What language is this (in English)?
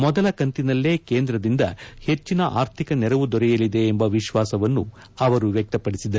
Kannada